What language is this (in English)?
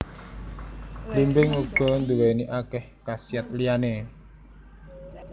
Javanese